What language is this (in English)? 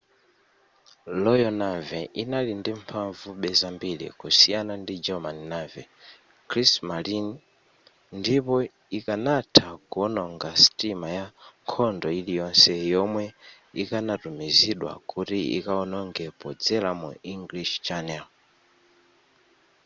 Nyanja